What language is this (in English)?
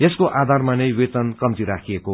Nepali